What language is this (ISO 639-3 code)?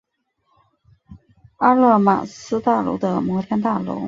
zho